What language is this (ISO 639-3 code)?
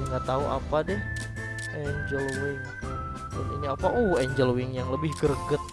ind